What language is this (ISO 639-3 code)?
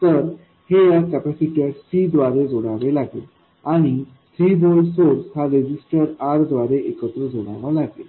mar